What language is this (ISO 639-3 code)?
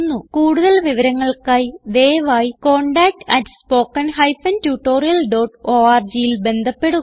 mal